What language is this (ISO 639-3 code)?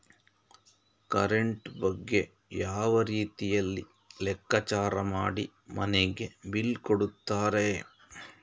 kan